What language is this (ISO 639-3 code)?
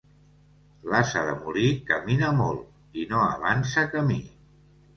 cat